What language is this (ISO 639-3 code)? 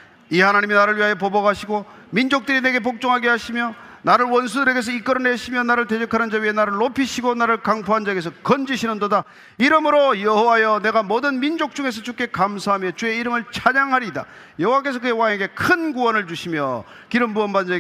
kor